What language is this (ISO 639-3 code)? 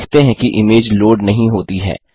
hin